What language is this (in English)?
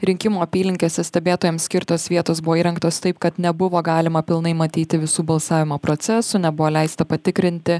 Lithuanian